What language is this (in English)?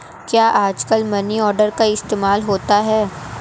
Hindi